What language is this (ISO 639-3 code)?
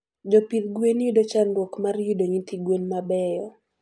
luo